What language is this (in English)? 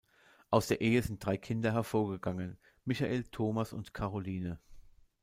German